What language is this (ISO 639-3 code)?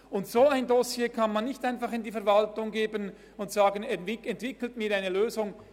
gsw